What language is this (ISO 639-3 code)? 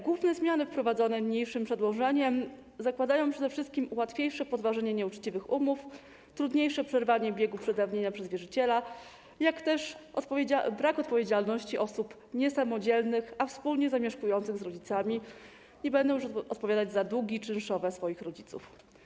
pol